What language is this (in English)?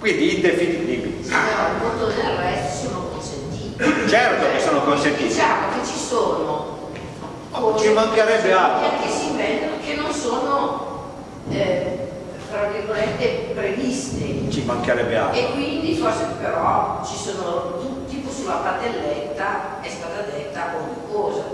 Italian